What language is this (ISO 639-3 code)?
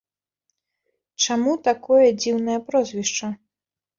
bel